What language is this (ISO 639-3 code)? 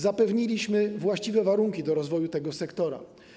pol